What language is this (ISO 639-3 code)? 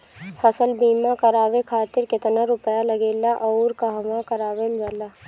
bho